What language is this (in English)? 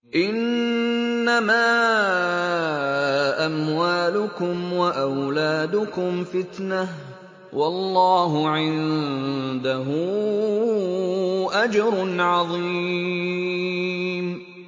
Arabic